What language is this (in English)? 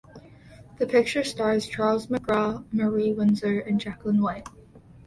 English